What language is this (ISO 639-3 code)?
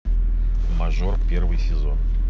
rus